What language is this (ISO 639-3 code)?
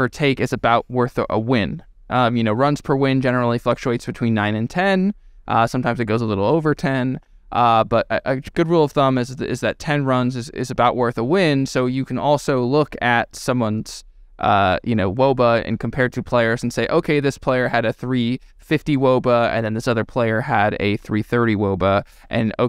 eng